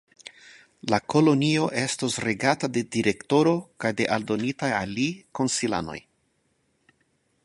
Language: Esperanto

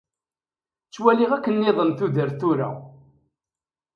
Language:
Kabyle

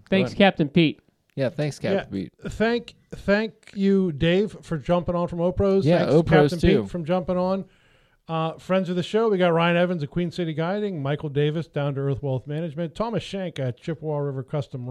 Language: English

